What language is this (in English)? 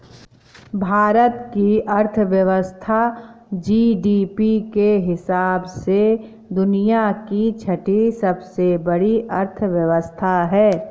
Hindi